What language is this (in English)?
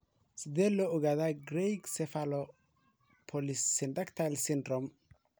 Somali